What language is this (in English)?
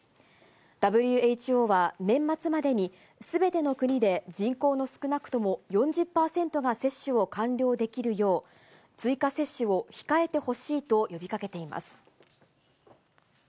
Japanese